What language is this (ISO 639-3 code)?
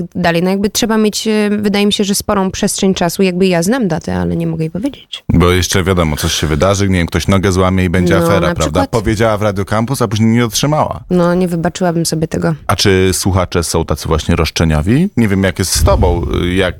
pol